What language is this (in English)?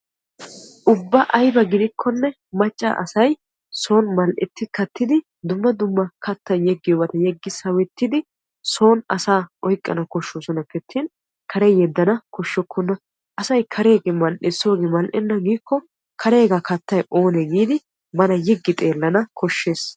Wolaytta